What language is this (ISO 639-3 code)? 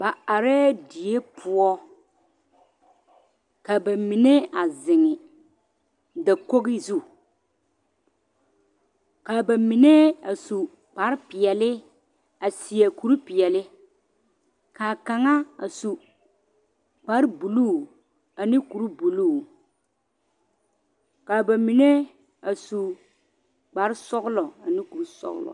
dga